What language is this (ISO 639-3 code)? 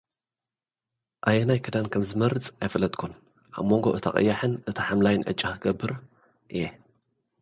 tir